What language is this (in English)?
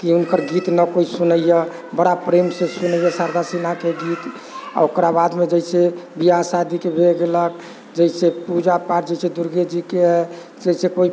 Maithili